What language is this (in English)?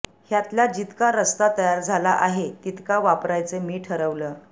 Marathi